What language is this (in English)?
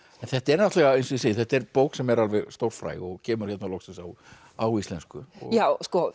Icelandic